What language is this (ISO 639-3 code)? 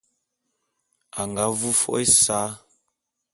bum